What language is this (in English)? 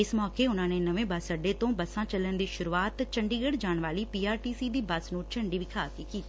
Punjabi